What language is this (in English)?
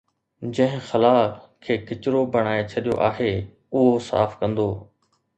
Sindhi